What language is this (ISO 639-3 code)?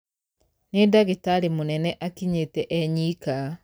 kik